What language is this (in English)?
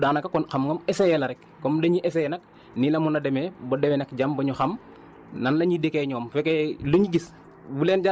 Wolof